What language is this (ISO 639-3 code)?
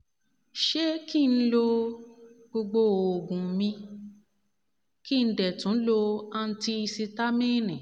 yor